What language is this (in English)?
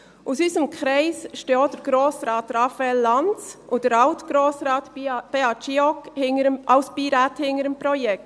Swiss German